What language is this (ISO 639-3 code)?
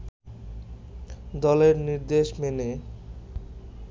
ben